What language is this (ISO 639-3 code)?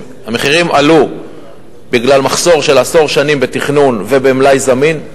heb